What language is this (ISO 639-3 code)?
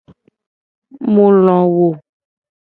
gej